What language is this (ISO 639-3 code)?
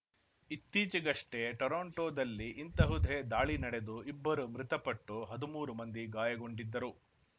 kan